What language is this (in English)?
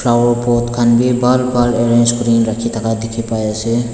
Naga Pidgin